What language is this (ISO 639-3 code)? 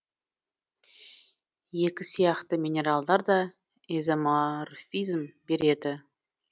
kaz